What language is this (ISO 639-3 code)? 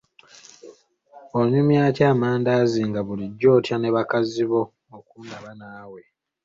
lug